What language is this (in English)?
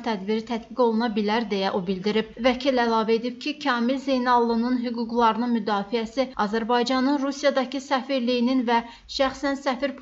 Turkish